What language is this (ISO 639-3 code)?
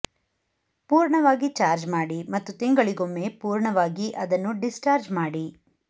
kan